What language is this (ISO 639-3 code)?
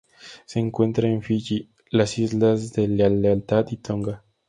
spa